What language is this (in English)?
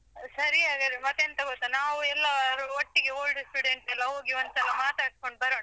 Kannada